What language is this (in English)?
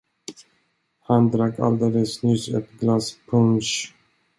Swedish